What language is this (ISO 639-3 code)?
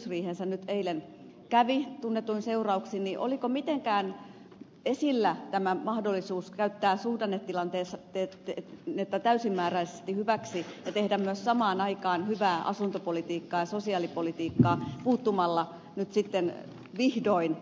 fin